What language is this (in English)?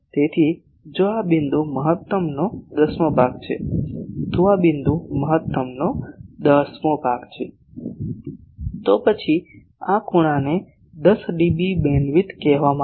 Gujarati